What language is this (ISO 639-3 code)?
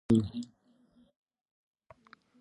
pus